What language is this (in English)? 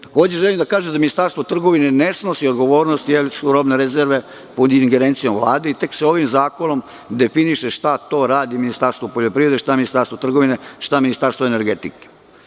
Serbian